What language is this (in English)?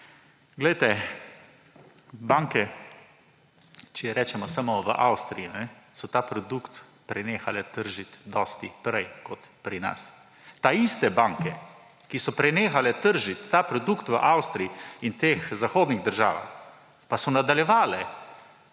Slovenian